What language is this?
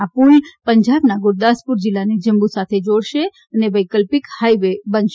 Gujarati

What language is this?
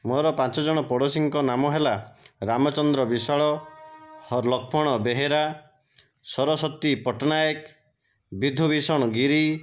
Odia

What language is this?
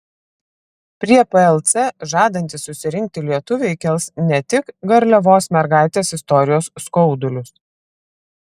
Lithuanian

